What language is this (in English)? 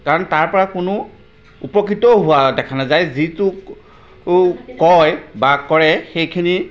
Assamese